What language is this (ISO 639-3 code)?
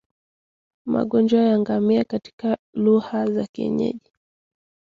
swa